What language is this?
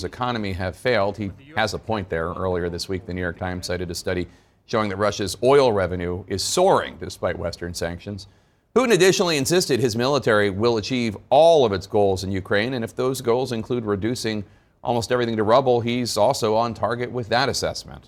English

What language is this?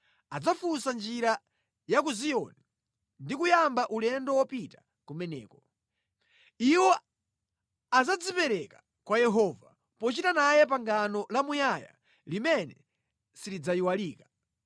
Nyanja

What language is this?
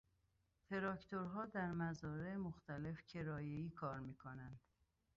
Persian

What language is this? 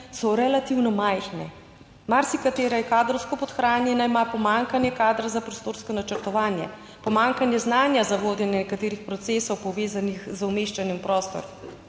Slovenian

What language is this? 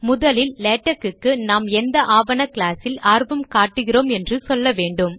Tamil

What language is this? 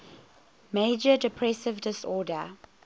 English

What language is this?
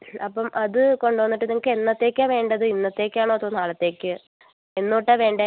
Malayalam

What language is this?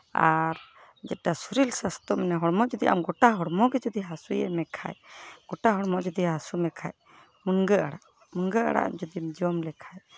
Santali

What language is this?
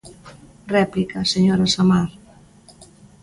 Galician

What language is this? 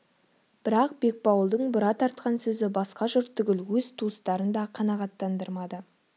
Kazakh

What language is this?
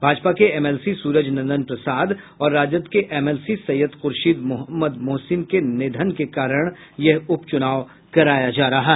Hindi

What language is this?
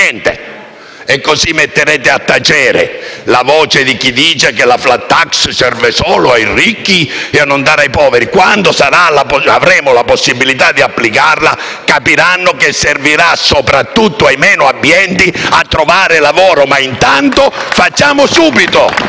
Italian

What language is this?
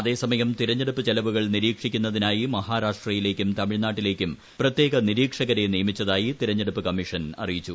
Malayalam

